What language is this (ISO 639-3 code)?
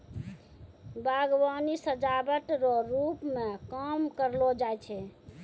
mai